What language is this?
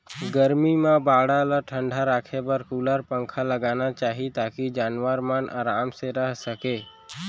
Chhattisgarhi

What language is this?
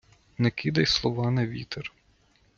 Ukrainian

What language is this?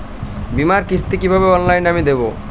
Bangla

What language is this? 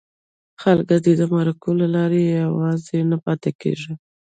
Pashto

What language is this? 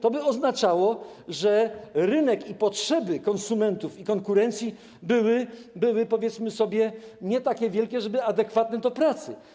Polish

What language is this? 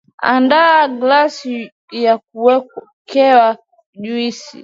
Swahili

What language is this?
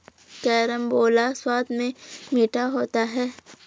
Hindi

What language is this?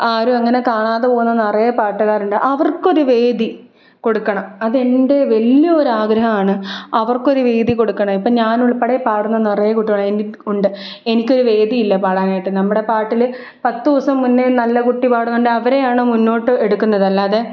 Malayalam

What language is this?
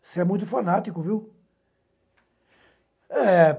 Portuguese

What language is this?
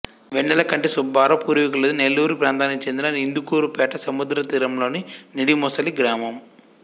Telugu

